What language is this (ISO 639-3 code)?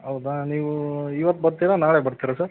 kan